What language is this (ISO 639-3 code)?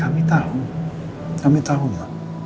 ind